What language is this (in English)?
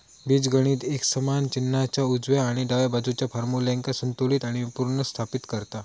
Marathi